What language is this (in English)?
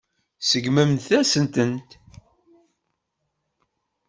Kabyle